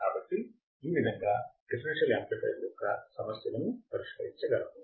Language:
Telugu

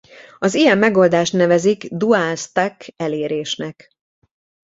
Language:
Hungarian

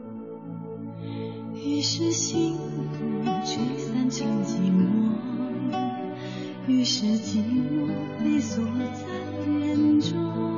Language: Chinese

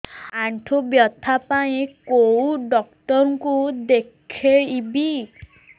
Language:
Odia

